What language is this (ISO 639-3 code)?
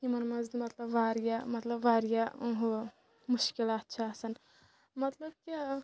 kas